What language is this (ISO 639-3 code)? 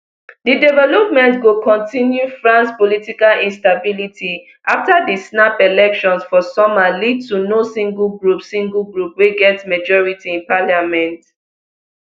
pcm